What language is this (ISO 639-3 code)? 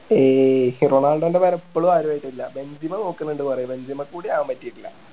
mal